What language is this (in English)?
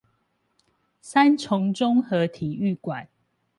Chinese